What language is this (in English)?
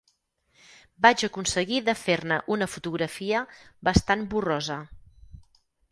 Catalan